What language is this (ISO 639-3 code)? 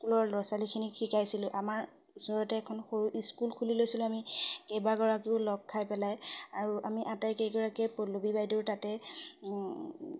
asm